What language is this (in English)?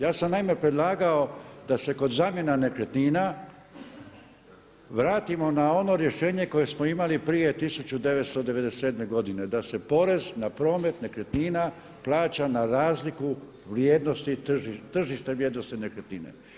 Croatian